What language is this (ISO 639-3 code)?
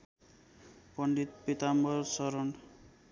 nep